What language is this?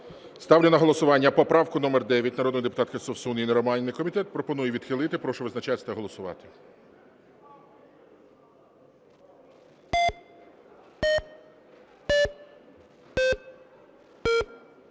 Ukrainian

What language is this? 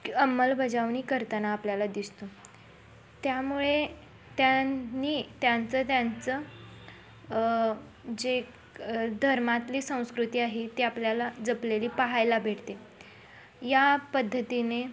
Marathi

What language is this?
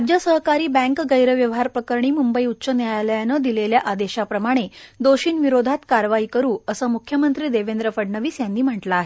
Marathi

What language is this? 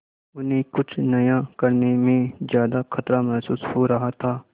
Hindi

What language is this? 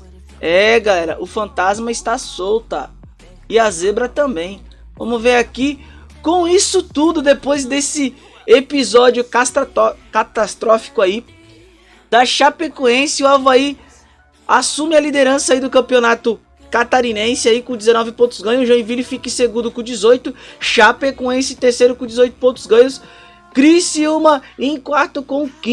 Portuguese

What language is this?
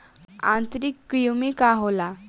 Bhojpuri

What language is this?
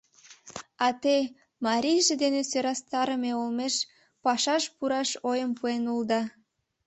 Mari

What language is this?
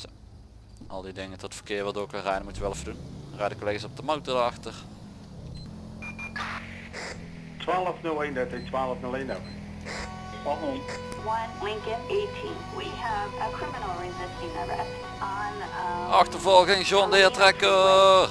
Dutch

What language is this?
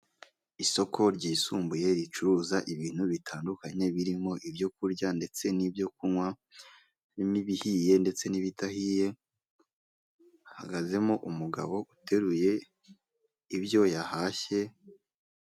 Kinyarwanda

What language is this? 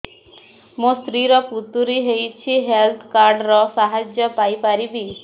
Odia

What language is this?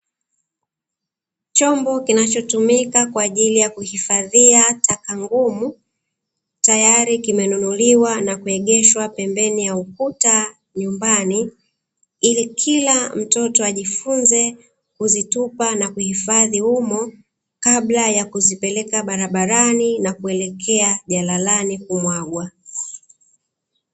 Swahili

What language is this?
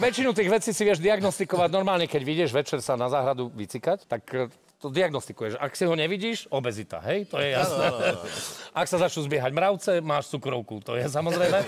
Slovak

